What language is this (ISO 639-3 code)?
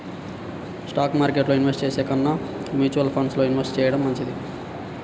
tel